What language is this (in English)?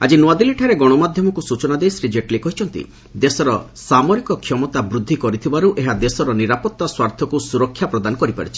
Odia